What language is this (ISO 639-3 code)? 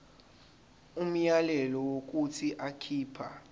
zul